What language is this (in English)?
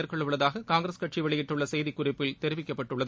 Tamil